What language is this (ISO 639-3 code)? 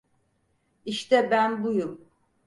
tur